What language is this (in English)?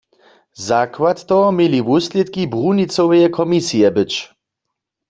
Upper Sorbian